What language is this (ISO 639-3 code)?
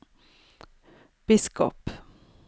nor